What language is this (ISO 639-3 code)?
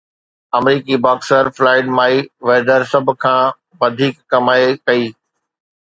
snd